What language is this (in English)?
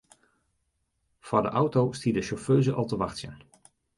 Western Frisian